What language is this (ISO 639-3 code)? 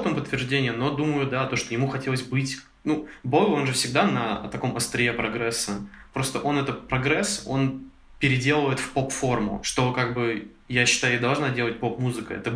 rus